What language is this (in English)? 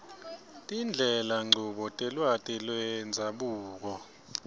Swati